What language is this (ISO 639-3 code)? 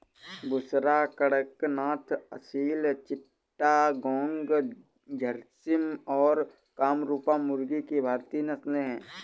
hin